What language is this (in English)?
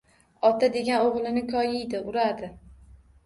Uzbek